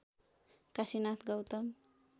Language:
Nepali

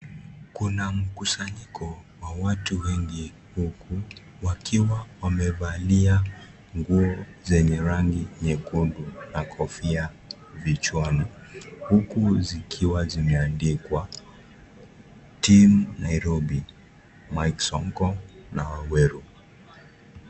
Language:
Swahili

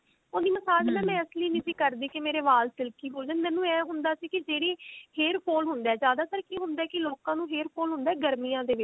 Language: Punjabi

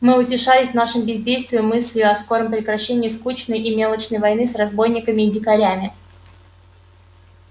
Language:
Russian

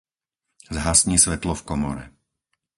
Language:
Slovak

